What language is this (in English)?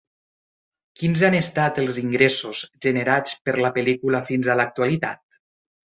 Catalan